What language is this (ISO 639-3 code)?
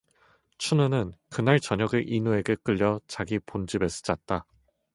kor